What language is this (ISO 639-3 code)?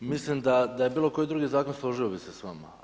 hrv